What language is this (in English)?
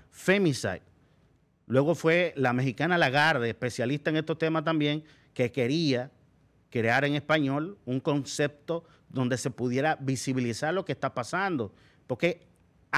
Spanish